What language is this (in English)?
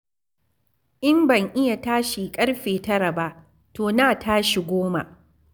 Hausa